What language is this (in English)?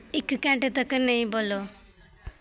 Dogri